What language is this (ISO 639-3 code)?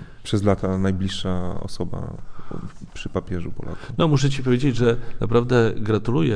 pol